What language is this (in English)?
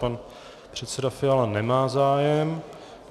Czech